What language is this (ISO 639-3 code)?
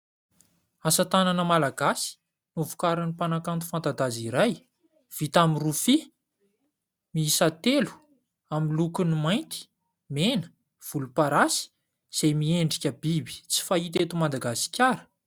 mlg